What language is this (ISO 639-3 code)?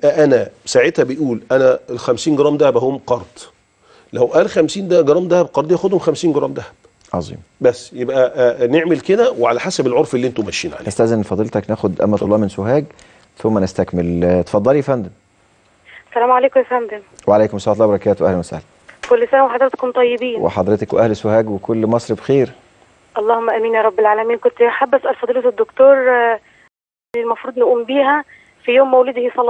ara